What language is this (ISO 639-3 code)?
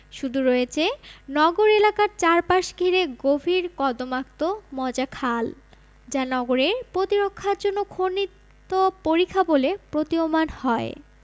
ben